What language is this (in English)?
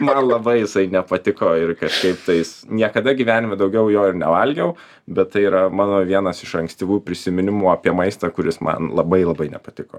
Lithuanian